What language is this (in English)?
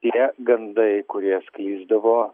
Lithuanian